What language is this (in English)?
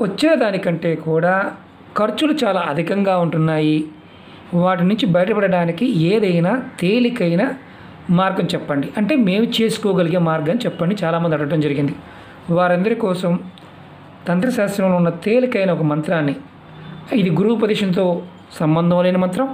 Telugu